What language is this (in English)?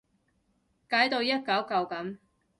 Cantonese